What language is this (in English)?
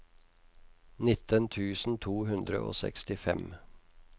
Norwegian